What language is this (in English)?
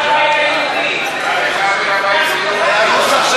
Hebrew